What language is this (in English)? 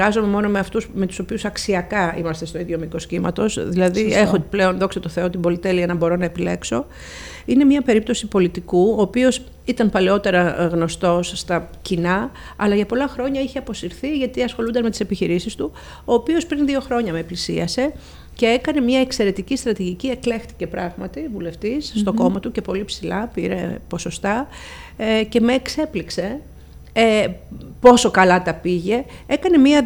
Greek